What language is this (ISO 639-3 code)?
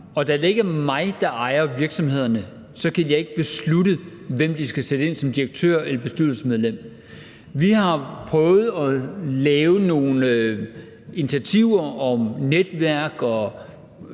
dan